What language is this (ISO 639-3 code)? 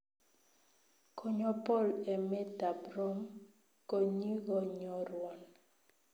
kln